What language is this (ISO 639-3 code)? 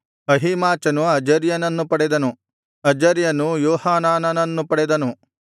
kan